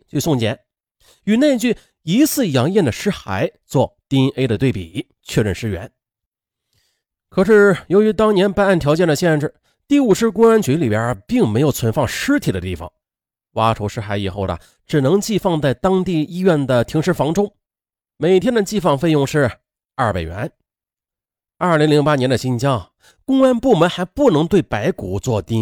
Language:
Chinese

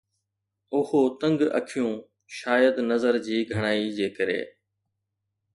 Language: Sindhi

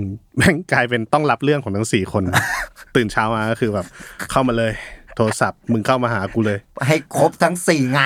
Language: Thai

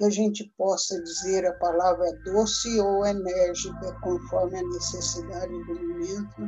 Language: Portuguese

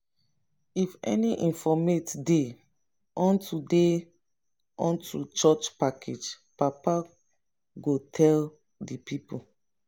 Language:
Nigerian Pidgin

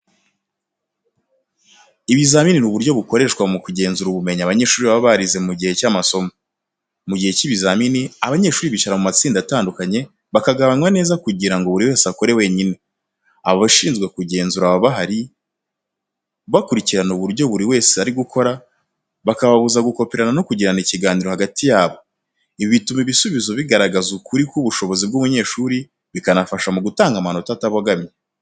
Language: Kinyarwanda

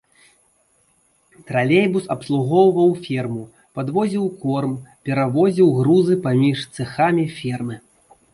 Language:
Belarusian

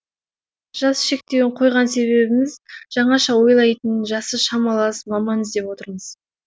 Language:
Kazakh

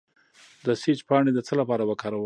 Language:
Pashto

